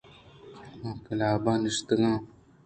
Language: Eastern Balochi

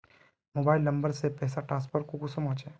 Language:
Magahi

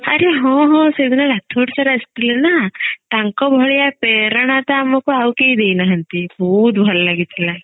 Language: Odia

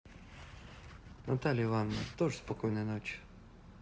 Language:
Russian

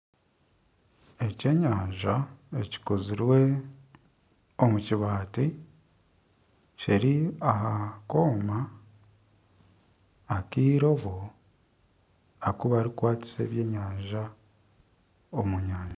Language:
Nyankole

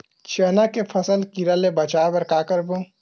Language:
Chhattisgarhi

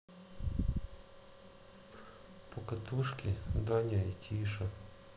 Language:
Russian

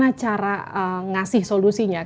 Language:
Indonesian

